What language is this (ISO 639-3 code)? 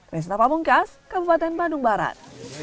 ind